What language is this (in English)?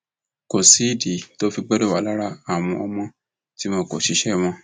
Yoruba